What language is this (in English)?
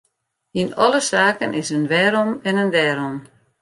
Western Frisian